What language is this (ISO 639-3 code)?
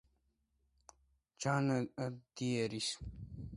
kat